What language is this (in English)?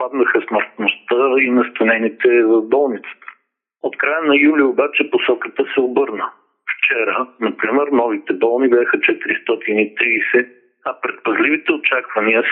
Bulgarian